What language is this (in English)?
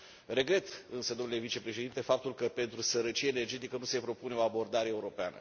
Romanian